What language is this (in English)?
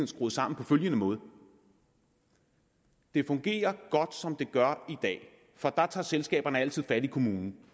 Danish